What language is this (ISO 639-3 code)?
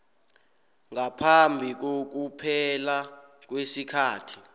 nbl